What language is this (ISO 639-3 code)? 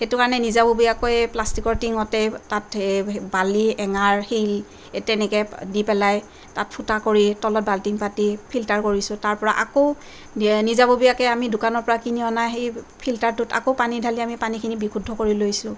asm